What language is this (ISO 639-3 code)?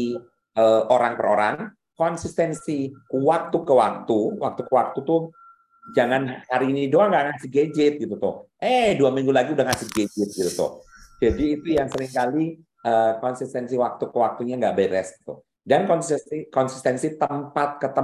ind